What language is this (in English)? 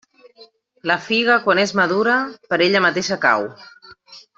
Catalan